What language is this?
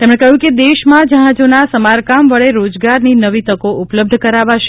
Gujarati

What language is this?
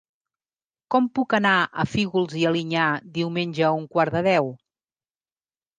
Catalan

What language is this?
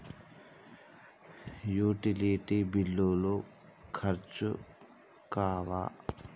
Telugu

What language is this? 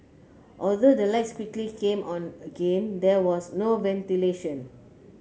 English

